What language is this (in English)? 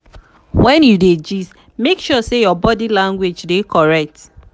Nigerian Pidgin